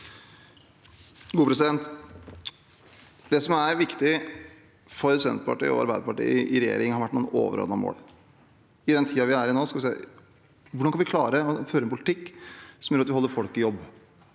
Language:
Norwegian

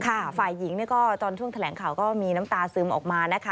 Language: Thai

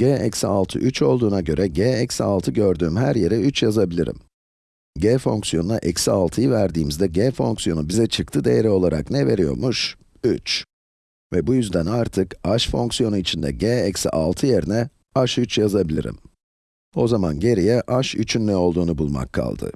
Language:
Turkish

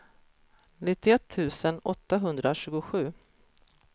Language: Swedish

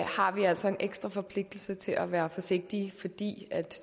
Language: Danish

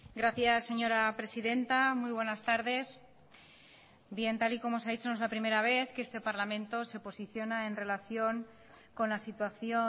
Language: Spanish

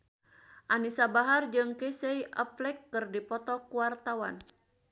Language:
Sundanese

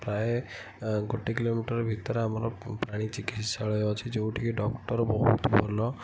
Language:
Odia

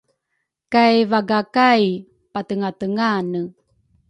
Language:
Rukai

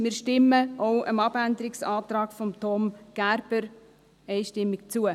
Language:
Swiss German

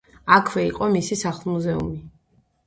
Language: Georgian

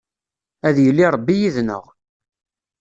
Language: Kabyle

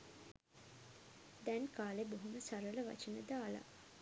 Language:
Sinhala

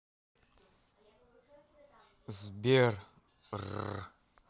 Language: Russian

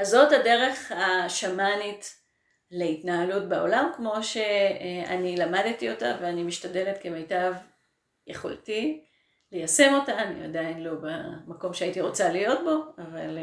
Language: Hebrew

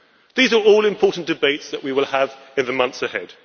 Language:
English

